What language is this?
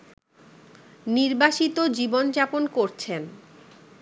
Bangla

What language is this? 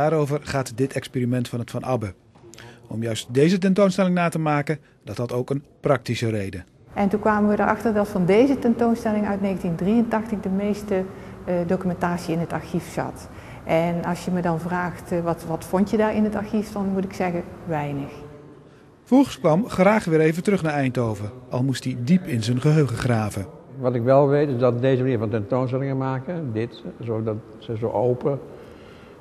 Dutch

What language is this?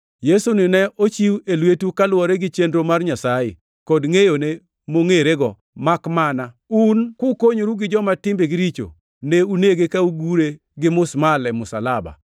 Luo (Kenya and Tanzania)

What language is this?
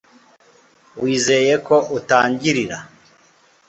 Kinyarwanda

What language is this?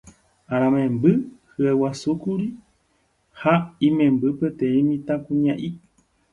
Guarani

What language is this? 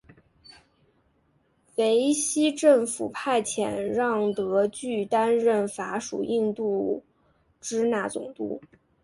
Chinese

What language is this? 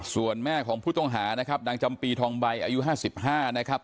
Thai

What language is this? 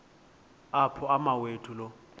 Xhosa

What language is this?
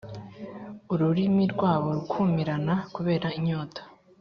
Kinyarwanda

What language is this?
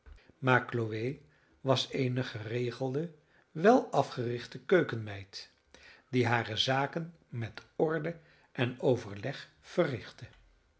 Dutch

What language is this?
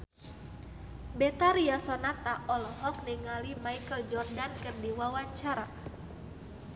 Sundanese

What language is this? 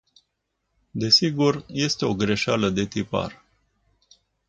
Romanian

